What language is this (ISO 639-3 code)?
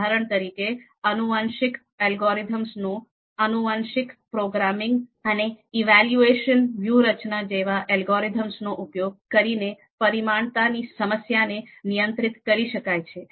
guj